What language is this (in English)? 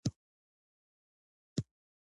Pashto